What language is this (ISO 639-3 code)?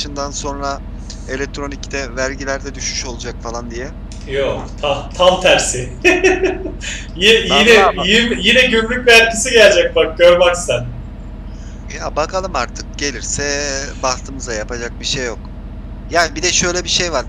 tur